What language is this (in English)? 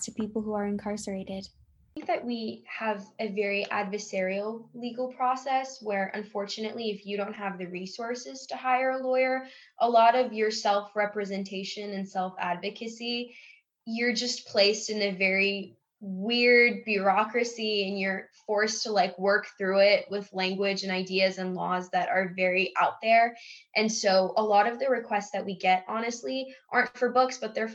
English